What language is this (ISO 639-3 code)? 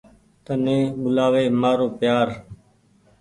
gig